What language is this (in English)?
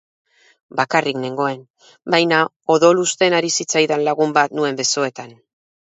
Basque